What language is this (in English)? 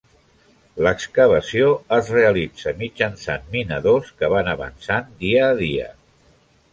Catalan